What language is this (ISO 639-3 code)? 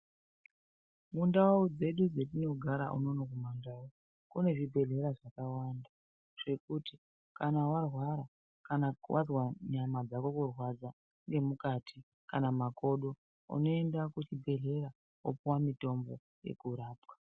ndc